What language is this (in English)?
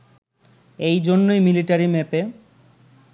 Bangla